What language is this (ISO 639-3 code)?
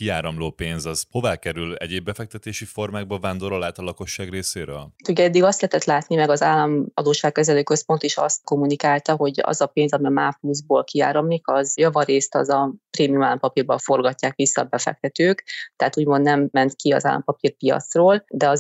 hun